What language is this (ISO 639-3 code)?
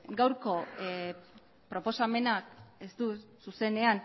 eus